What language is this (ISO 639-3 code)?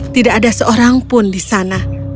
ind